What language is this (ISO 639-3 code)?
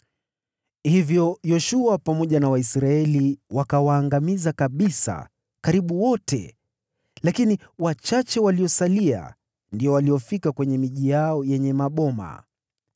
swa